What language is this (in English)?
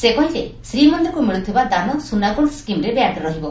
Odia